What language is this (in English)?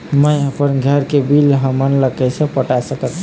Chhattisgarhi